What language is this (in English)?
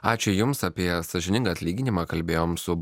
Lithuanian